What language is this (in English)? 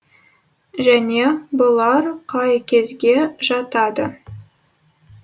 Kazakh